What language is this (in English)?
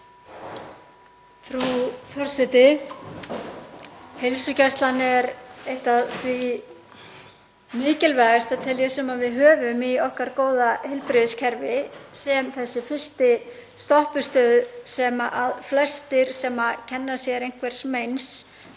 Icelandic